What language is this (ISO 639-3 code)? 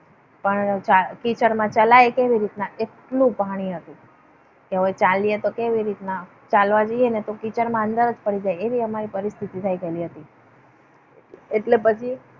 guj